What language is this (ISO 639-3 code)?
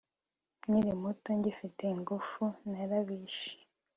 kin